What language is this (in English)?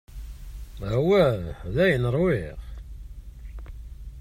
Kabyle